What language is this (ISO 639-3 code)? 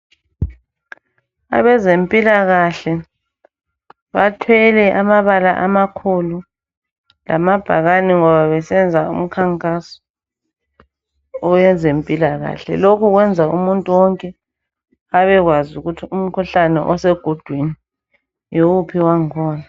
nde